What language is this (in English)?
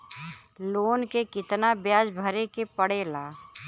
Bhojpuri